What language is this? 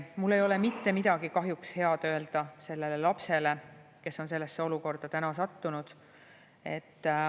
Estonian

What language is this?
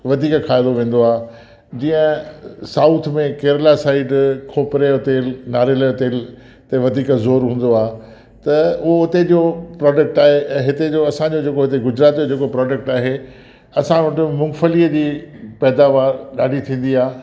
Sindhi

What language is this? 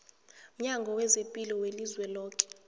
South Ndebele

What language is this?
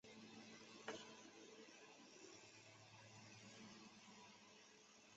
Chinese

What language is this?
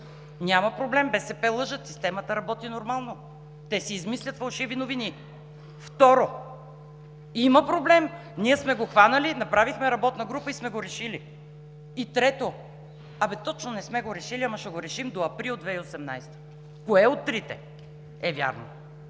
Bulgarian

